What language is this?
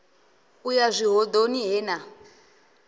Venda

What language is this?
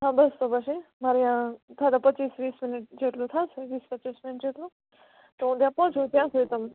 Gujarati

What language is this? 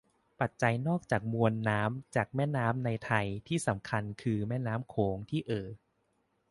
Thai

